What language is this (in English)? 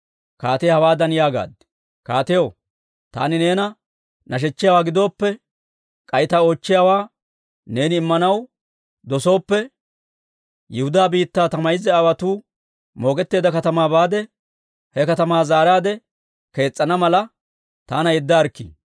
Dawro